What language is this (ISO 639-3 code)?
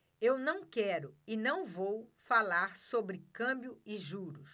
por